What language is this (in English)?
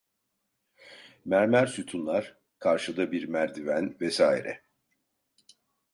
Turkish